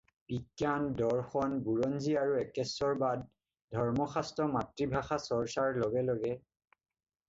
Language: Assamese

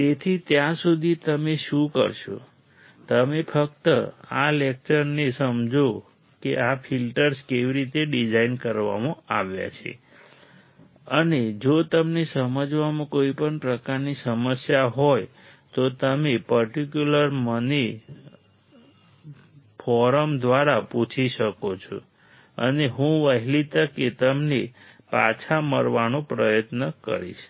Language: Gujarati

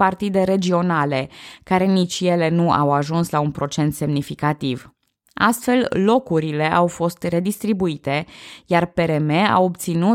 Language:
Romanian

